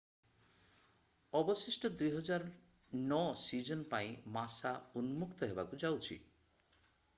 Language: Odia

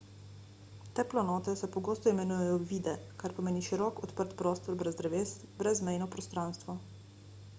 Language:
Slovenian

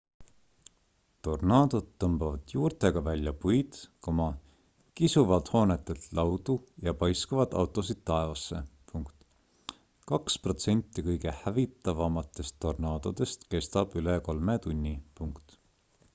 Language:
Estonian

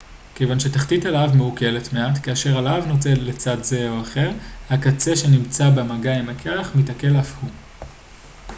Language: Hebrew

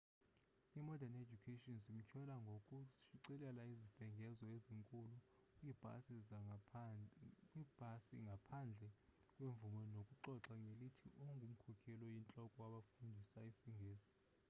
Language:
Xhosa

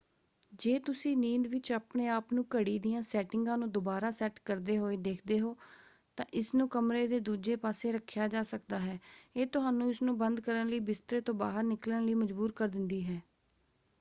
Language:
Punjabi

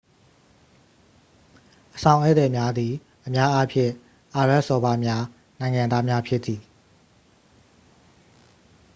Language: Burmese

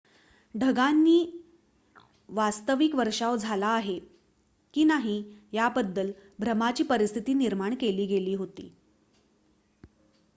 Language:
Marathi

